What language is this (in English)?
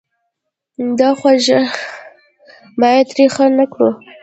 Pashto